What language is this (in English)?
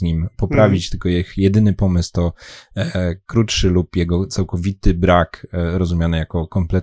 Polish